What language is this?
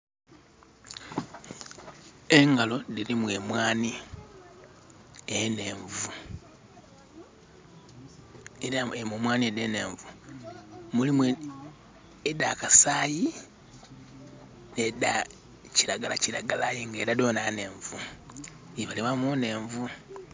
Soga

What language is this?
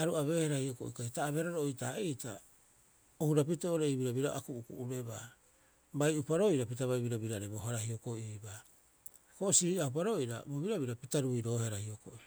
Rapoisi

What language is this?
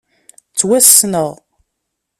Kabyle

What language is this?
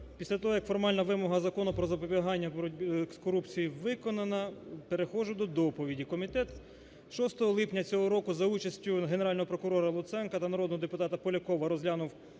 Ukrainian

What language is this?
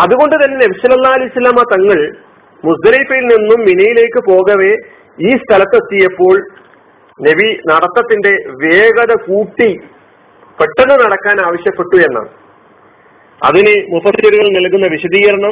Malayalam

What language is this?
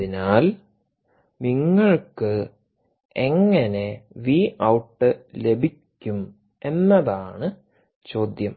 Malayalam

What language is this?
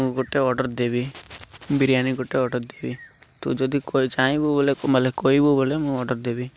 Odia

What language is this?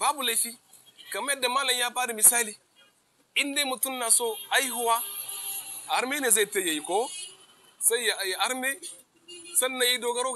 Arabic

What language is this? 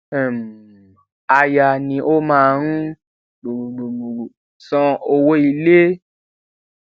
Yoruba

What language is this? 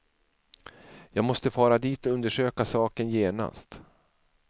Swedish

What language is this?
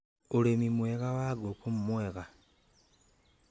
Kikuyu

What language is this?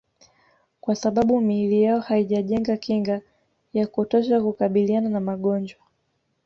Swahili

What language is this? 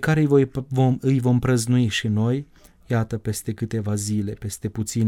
Romanian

